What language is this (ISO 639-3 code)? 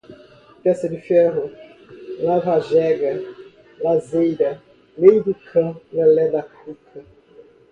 por